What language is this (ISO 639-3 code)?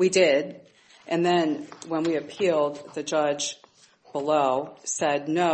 eng